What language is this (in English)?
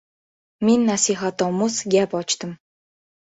Uzbek